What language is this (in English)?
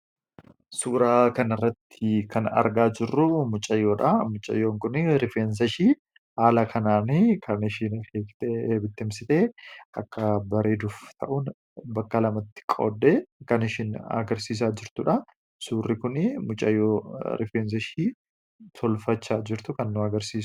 Oromo